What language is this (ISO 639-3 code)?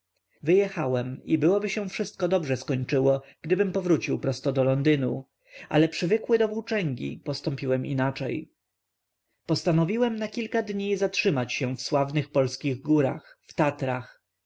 pol